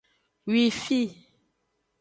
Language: Aja (Benin)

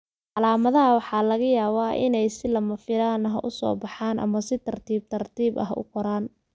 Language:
Somali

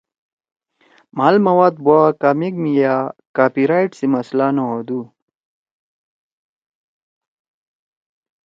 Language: Torwali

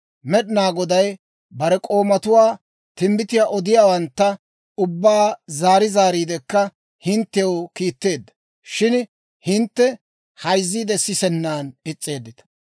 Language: Dawro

